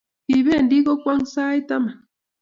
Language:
Kalenjin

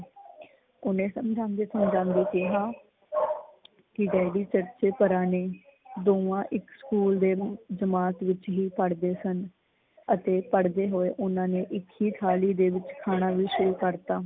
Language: Punjabi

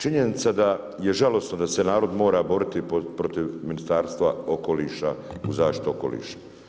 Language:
Croatian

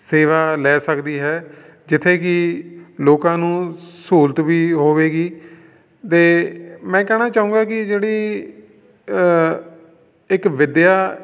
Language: Punjabi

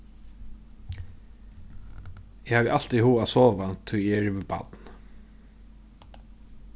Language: Faroese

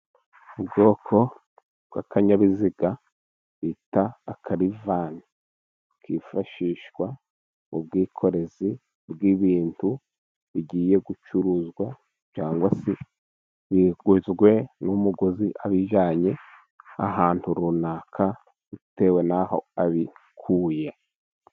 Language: Kinyarwanda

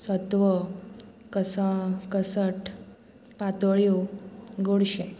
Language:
Konkani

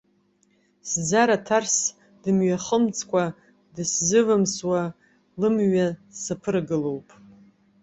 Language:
Abkhazian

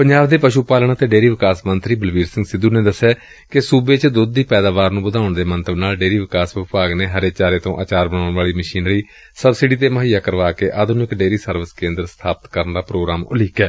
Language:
Punjabi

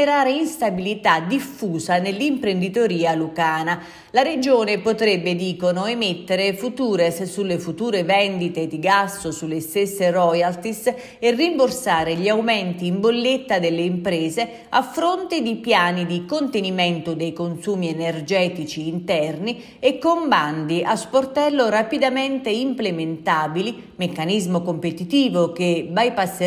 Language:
Italian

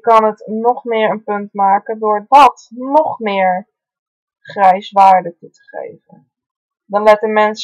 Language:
Dutch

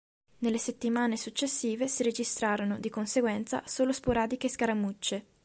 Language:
Italian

